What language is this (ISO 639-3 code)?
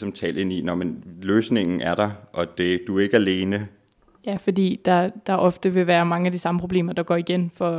dan